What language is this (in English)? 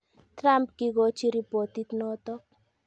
Kalenjin